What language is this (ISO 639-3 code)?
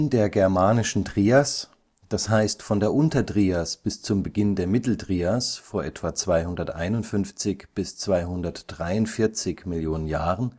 deu